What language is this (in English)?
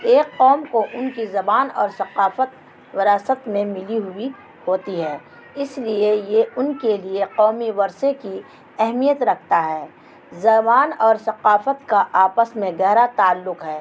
Urdu